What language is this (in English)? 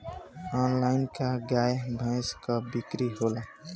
Bhojpuri